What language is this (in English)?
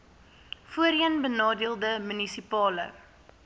Afrikaans